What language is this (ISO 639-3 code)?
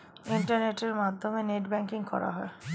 ben